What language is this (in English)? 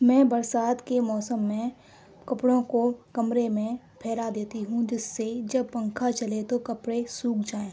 Urdu